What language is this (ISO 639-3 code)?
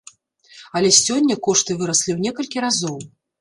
bel